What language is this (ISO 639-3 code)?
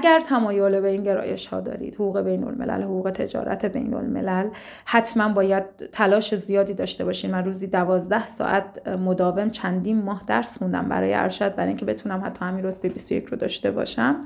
fas